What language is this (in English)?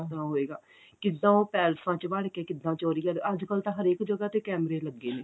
Punjabi